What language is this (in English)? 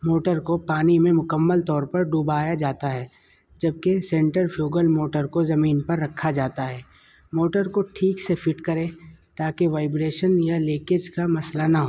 Urdu